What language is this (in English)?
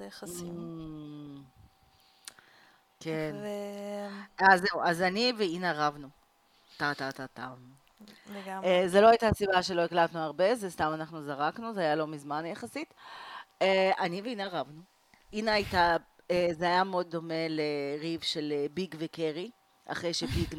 Hebrew